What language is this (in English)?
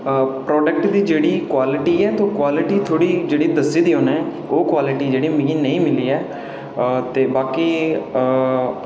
Dogri